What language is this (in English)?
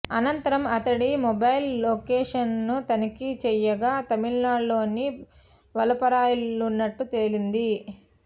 Telugu